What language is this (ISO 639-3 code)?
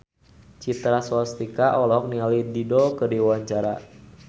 sun